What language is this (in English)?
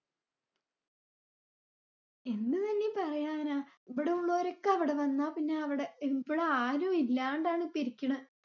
Malayalam